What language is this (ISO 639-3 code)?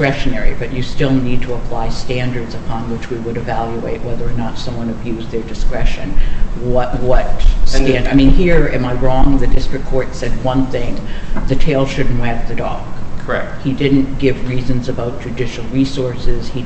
eng